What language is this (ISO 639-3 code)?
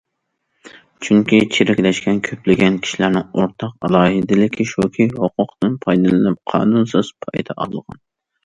uig